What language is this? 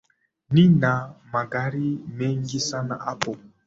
Swahili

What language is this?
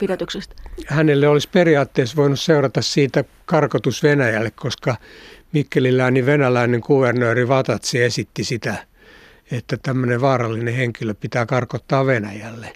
Finnish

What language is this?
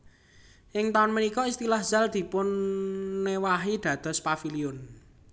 Javanese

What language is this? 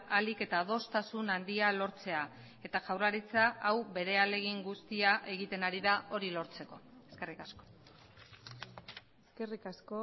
Basque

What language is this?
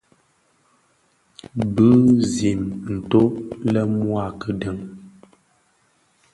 Bafia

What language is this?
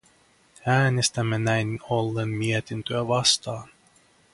Finnish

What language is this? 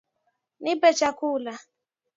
Swahili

